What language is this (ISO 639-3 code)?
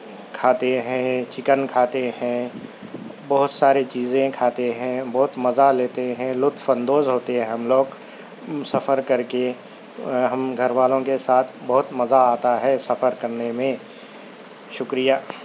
urd